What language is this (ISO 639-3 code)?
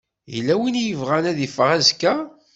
kab